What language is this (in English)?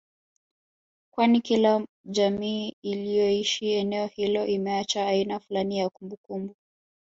Swahili